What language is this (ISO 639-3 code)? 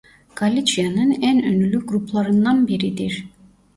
tur